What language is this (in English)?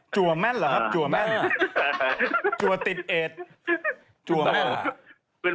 Thai